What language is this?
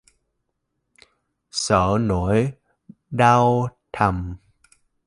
Vietnamese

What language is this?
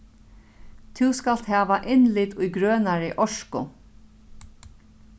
Faroese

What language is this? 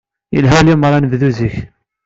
Kabyle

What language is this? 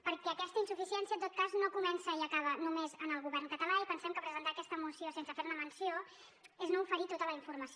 Catalan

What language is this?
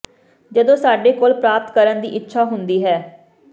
Punjabi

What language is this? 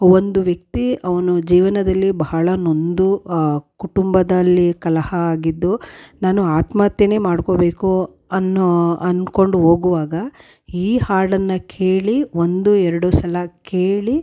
Kannada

